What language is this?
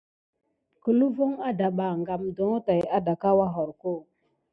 Gidar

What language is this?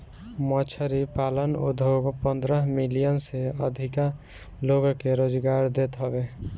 Bhojpuri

